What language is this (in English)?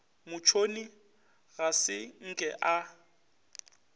Northern Sotho